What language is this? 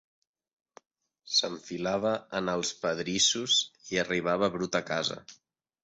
Catalan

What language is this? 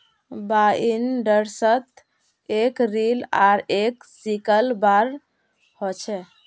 Magahi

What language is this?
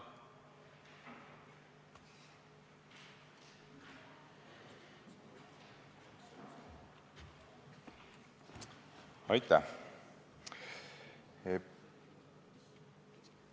Estonian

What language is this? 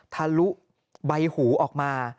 Thai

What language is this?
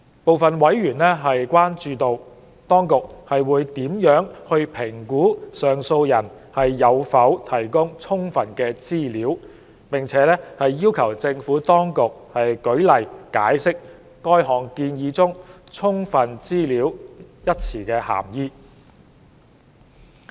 Cantonese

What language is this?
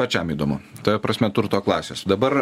Lithuanian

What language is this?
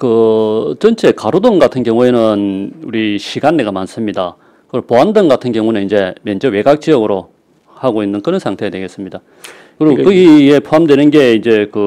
Korean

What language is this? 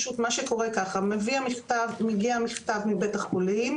Hebrew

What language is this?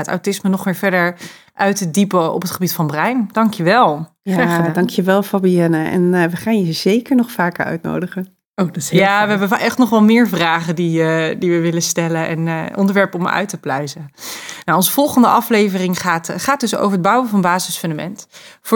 Dutch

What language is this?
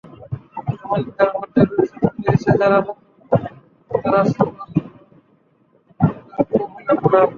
Bangla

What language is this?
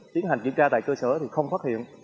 Vietnamese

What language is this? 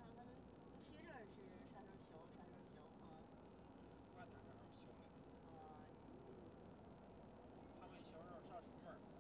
Chinese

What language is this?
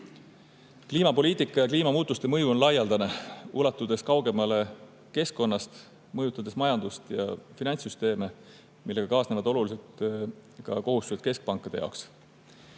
Estonian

